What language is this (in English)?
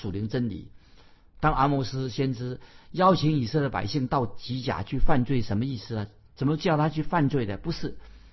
Chinese